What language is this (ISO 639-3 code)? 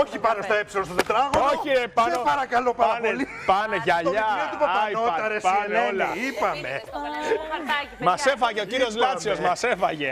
ell